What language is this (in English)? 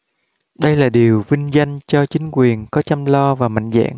Vietnamese